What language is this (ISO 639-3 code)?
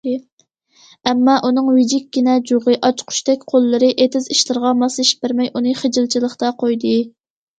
uig